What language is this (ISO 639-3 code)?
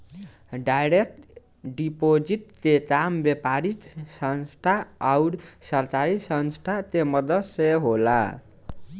bho